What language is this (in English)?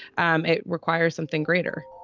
English